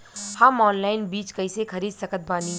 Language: Bhojpuri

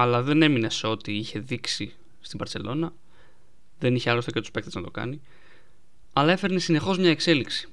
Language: Greek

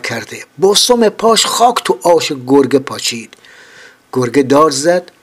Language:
Persian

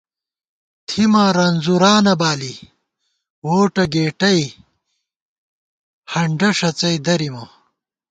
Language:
Gawar-Bati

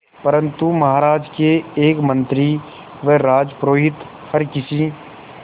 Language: Hindi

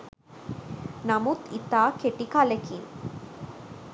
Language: Sinhala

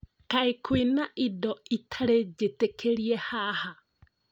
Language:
Kikuyu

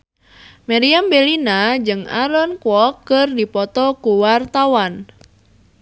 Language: Sundanese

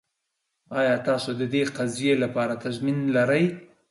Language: Pashto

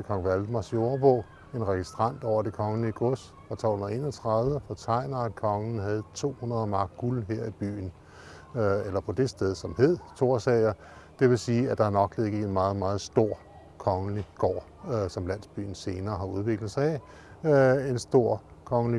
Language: Danish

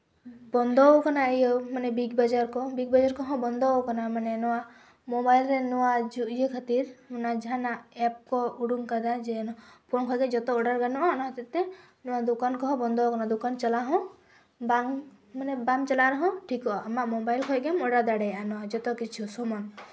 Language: Santali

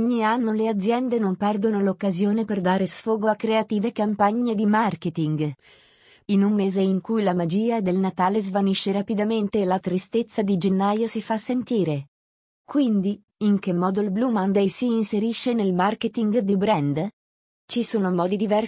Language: Italian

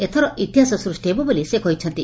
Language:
Odia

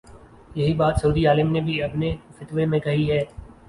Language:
Urdu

